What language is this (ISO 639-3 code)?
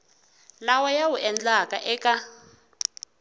tso